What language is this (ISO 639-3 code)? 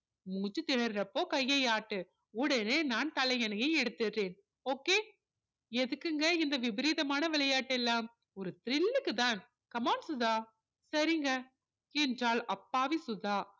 tam